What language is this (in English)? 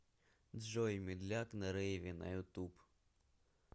Russian